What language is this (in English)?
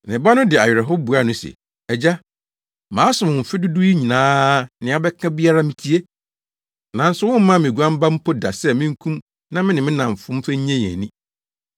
Akan